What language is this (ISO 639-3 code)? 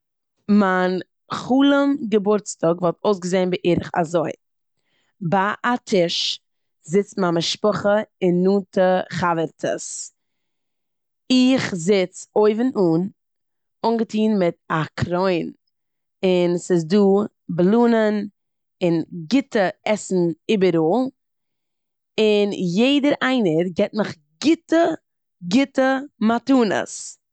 yid